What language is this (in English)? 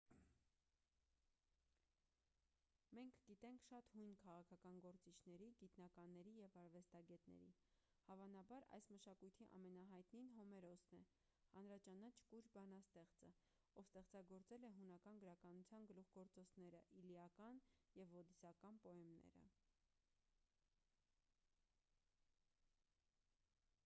Armenian